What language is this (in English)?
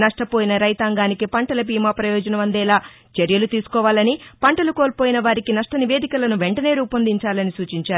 Telugu